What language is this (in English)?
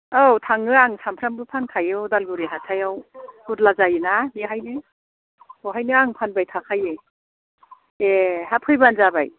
Bodo